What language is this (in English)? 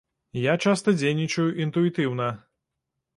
Belarusian